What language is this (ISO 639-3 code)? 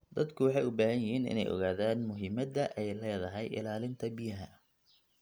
som